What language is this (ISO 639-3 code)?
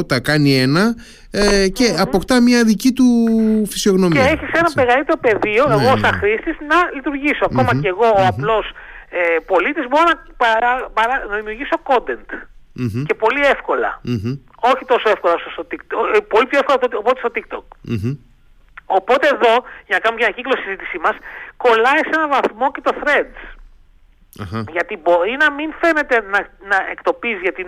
ell